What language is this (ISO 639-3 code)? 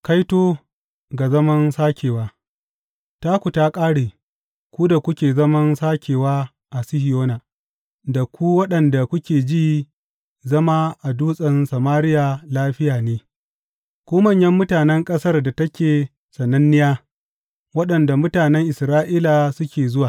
hau